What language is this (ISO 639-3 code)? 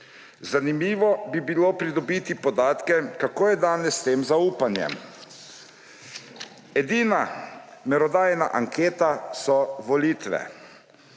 slv